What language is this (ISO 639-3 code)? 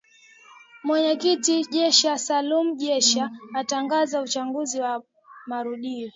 swa